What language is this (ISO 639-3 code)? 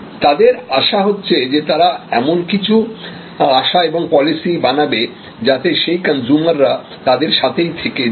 ben